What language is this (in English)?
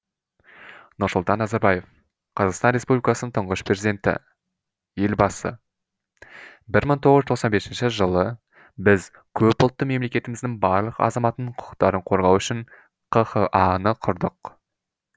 Kazakh